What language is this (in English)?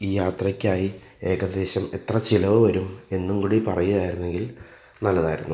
Malayalam